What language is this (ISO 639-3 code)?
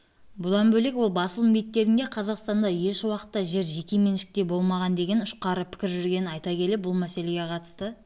kaz